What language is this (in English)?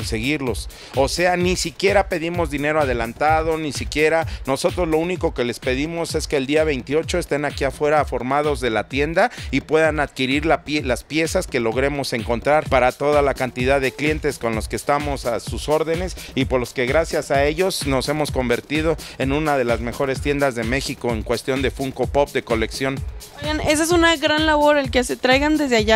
Spanish